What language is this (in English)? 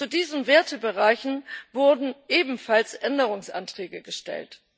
German